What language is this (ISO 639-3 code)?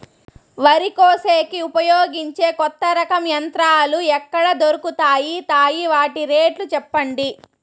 tel